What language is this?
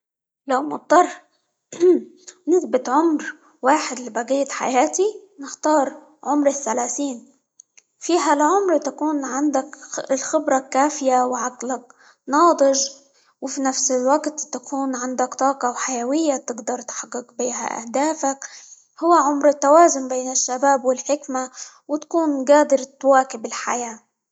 Libyan Arabic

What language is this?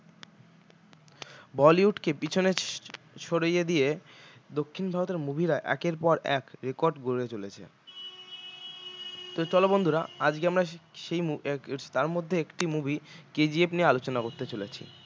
Bangla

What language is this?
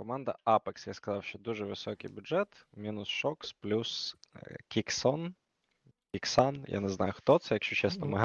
Ukrainian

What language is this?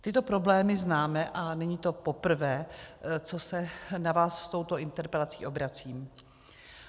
Czech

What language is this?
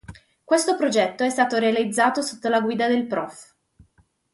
Italian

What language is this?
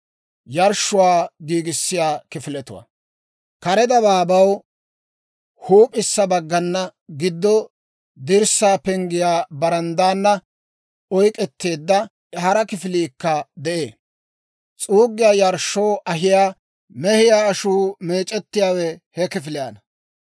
Dawro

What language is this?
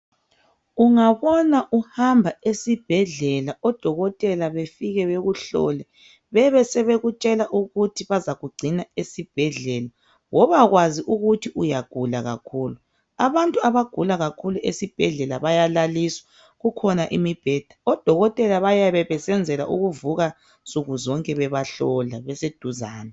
North Ndebele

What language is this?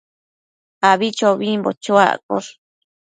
Matsés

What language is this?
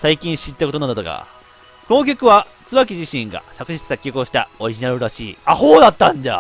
Japanese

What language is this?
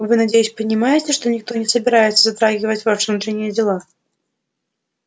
Russian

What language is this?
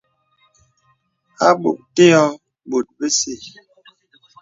Bebele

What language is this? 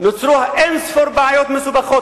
Hebrew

